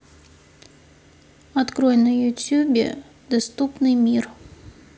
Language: Russian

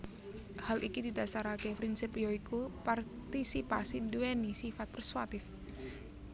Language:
Javanese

